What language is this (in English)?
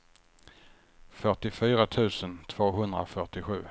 Swedish